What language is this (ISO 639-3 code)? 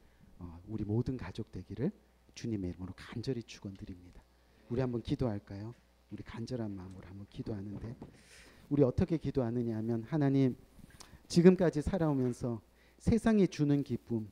kor